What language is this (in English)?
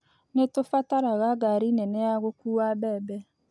Kikuyu